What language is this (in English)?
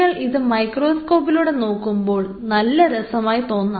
Malayalam